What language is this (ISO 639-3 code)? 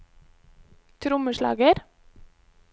nor